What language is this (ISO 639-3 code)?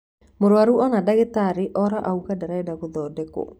kik